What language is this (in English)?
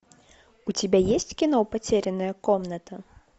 Russian